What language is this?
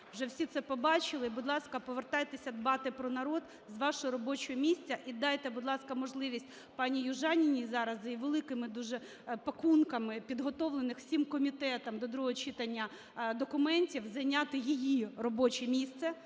Ukrainian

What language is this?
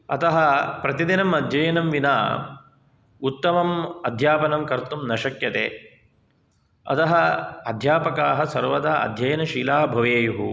Sanskrit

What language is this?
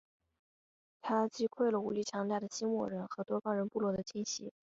Chinese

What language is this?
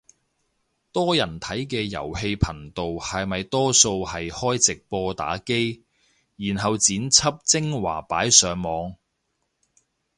Cantonese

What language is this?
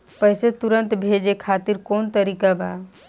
Bhojpuri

